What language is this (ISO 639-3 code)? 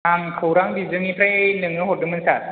brx